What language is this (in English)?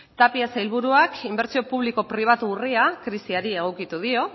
Basque